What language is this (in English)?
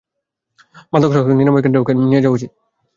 Bangla